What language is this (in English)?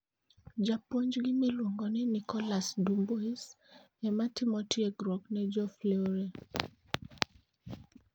Luo (Kenya and Tanzania)